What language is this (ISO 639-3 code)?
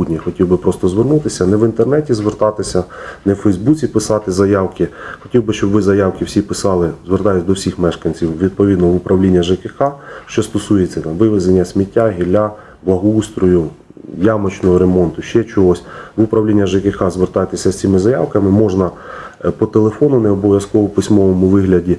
ukr